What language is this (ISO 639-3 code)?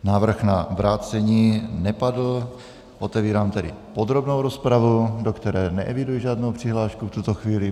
ces